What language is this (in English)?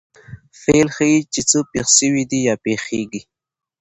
Pashto